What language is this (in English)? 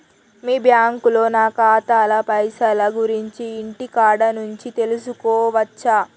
Telugu